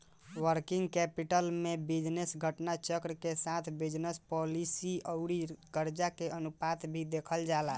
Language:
Bhojpuri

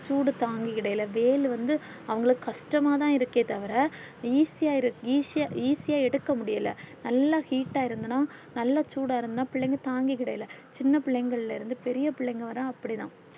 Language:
Tamil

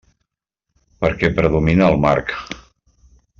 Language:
Catalan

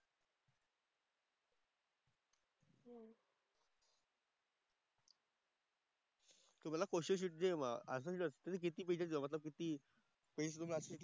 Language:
Marathi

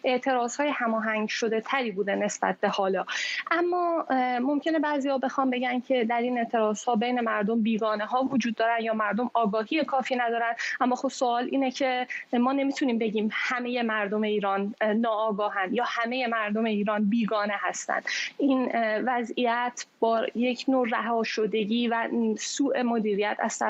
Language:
Persian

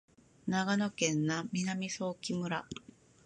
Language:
Japanese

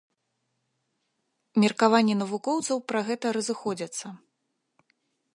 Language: Belarusian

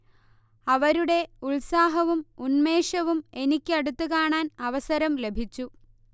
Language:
Malayalam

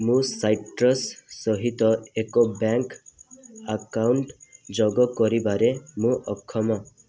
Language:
Odia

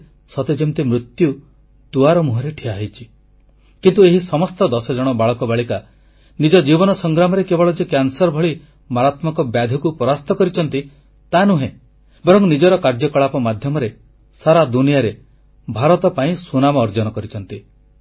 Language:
Odia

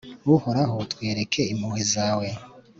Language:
Kinyarwanda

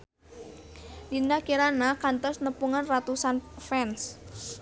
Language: Sundanese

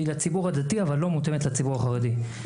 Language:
Hebrew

